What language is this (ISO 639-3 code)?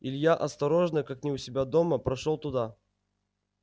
rus